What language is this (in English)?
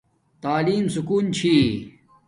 Domaaki